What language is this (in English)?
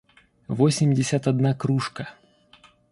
Russian